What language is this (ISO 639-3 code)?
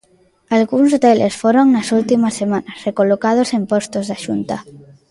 glg